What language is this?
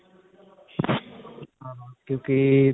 Punjabi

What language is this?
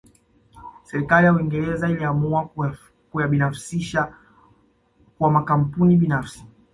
Swahili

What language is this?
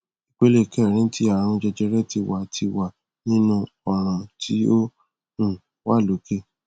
Yoruba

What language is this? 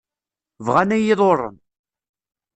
Kabyle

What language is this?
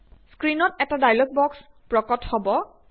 Assamese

